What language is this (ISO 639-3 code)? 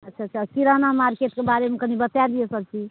mai